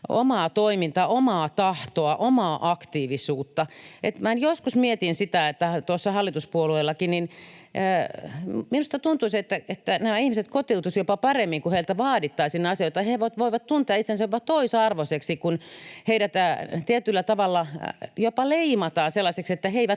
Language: Finnish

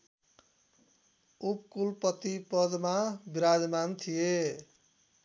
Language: Nepali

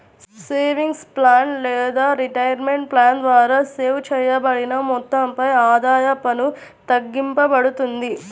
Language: Telugu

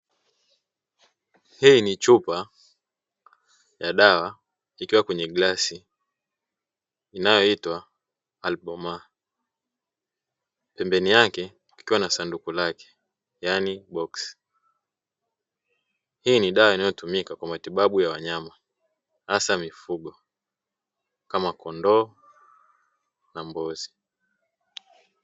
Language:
Swahili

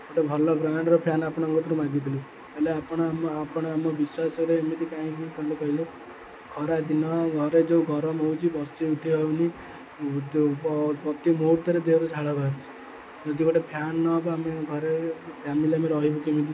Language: Odia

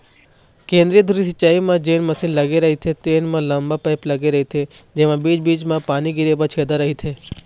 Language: Chhattisgarhi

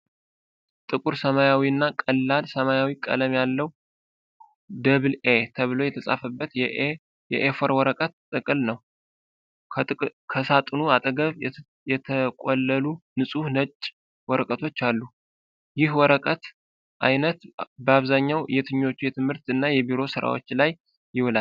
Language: Amharic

